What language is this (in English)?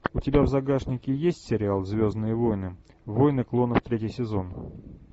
Russian